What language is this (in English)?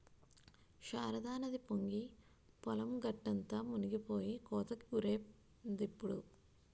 Telugu